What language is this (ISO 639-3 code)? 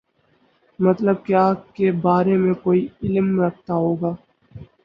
urd